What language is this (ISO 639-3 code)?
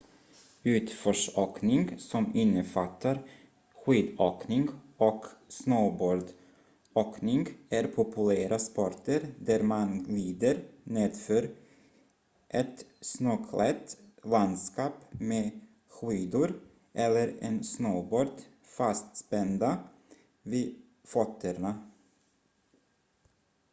swe